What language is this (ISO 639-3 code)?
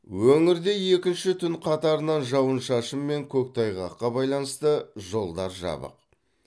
kaz